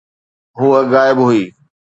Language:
Sindhi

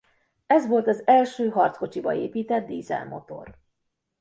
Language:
Hungarian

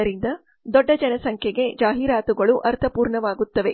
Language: Kannada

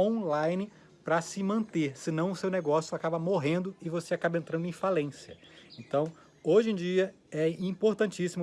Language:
Portuguese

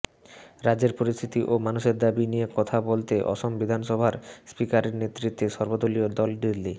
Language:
Bangla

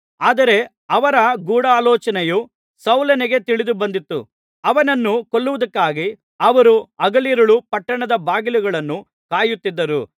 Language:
Kannada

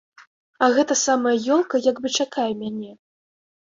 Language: Belarusian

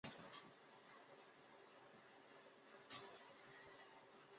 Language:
Chinese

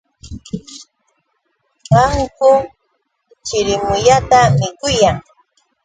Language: Yauyos Quechua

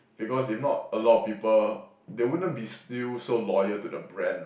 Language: English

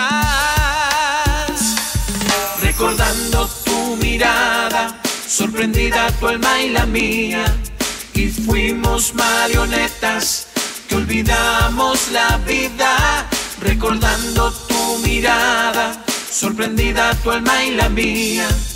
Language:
Spanish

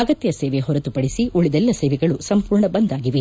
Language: Kannada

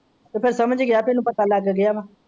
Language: Punjabi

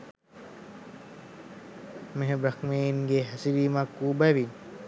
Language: Sinhala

